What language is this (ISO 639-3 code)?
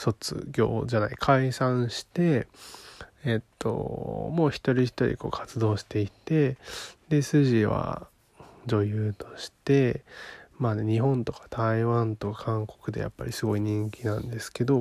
jpn